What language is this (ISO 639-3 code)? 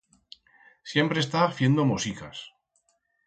arg